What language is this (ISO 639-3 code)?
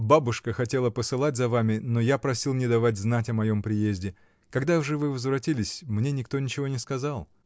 rus